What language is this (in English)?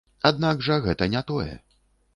Belarusian